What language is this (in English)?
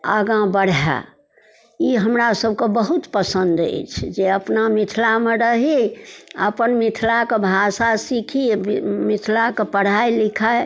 Maithili